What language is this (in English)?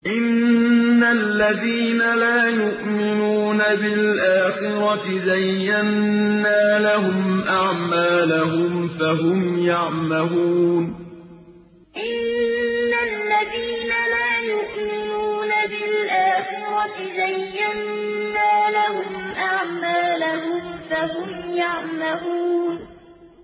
Arabic